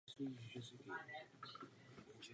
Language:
Czech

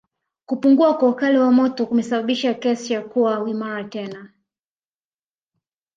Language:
Swahili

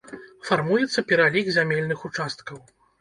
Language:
Belarusian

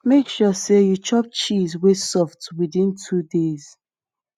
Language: Nigerian Pidgin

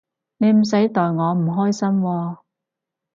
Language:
Cantonese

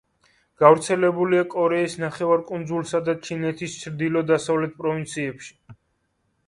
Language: Georgian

